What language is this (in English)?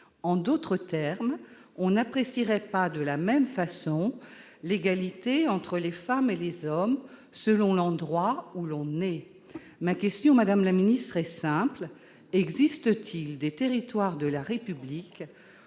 French